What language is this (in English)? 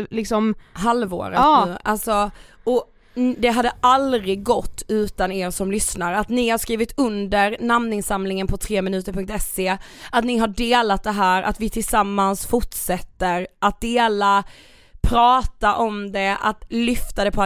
Swedish